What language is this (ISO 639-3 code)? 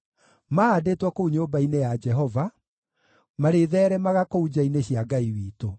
kik